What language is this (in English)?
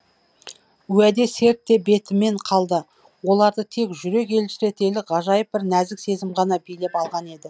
Kazakh